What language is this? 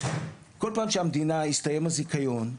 Hebrew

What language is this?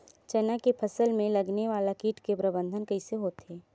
Chhattisgarhi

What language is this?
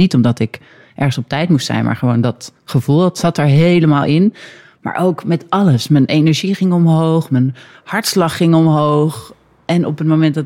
Dutch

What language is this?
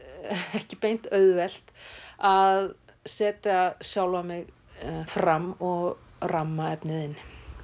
Icelandic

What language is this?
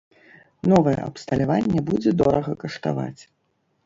Belarusian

